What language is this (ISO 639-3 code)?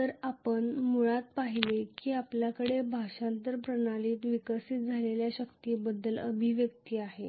mar